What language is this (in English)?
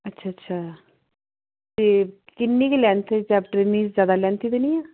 Punjabi